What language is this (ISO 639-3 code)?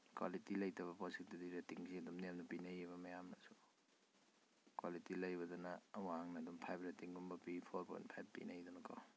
mni